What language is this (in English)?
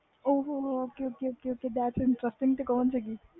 Punjabi